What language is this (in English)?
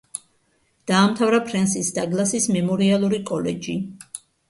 Georgian